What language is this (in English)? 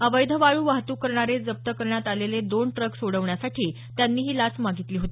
Marathi